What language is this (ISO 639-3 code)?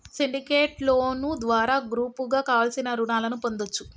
tel